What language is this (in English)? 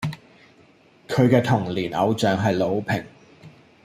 Cantonese